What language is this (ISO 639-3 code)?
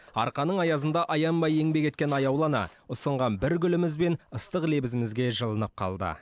kaz